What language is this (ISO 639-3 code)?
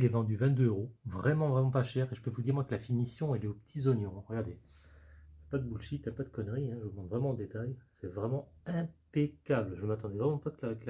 fra